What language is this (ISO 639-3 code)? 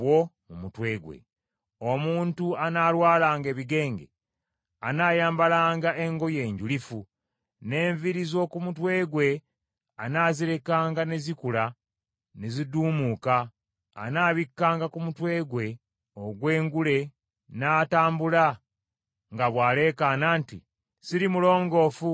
lug